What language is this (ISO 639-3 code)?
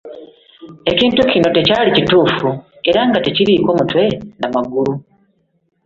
lug